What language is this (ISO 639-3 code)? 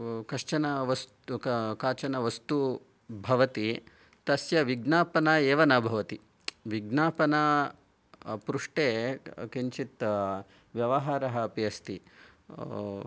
san